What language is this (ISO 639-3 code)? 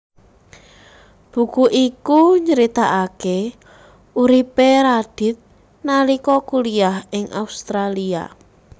jav